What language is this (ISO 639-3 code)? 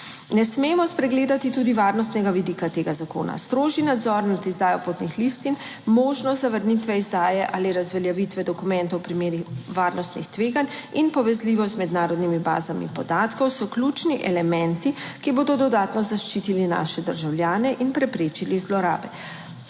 slv